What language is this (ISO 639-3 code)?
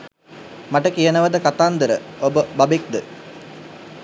sin